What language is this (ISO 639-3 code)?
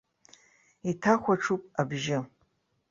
abk